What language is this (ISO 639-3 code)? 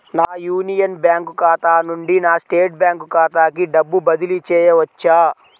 tel